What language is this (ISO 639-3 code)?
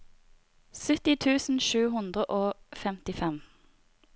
nor